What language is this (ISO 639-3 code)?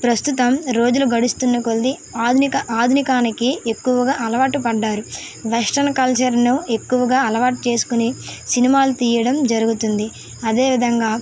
tel